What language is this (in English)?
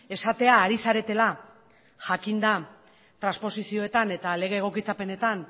Basque